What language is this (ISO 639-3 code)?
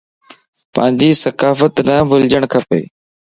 lss